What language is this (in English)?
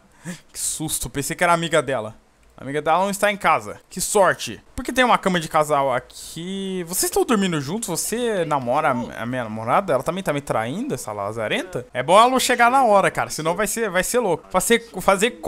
Portuguese